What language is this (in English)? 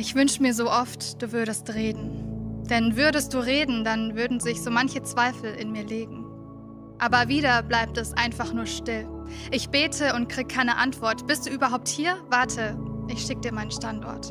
German